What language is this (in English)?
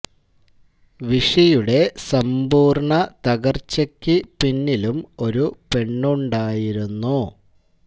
Malayalam